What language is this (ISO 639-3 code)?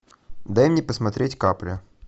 rus